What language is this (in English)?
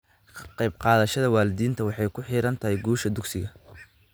Somali